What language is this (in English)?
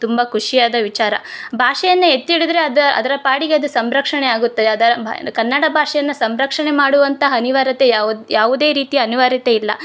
Kannada